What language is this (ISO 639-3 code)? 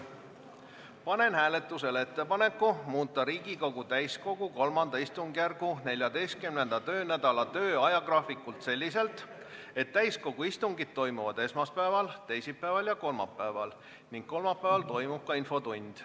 est